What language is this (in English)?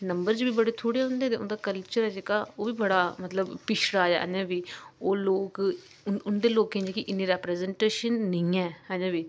Dogri